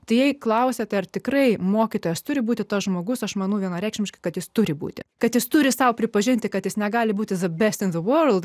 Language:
Lithuanian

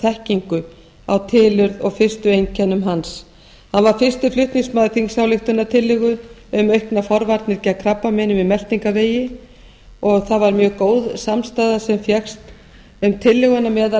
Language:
Icelandic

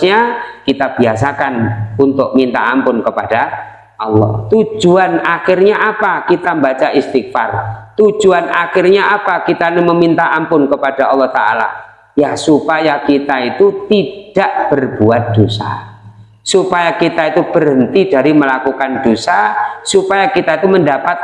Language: Indonesian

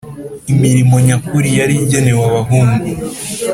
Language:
Kinyarwanda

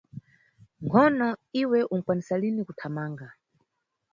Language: Nyungwe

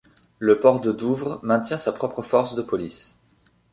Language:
French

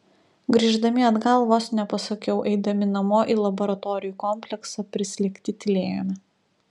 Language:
Lithuanian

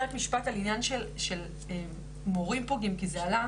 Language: Hebrew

